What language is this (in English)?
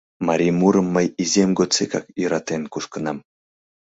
Mari